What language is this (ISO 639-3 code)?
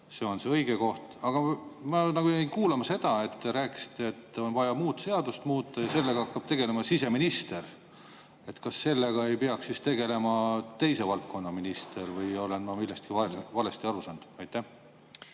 est